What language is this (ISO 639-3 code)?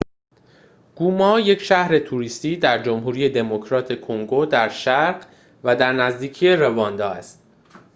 fas